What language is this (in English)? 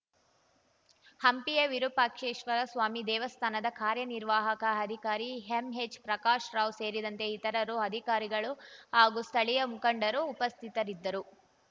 Kannada